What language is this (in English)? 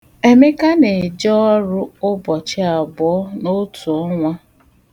Igbo